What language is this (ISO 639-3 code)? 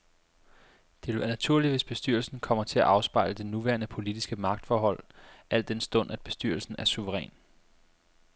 dan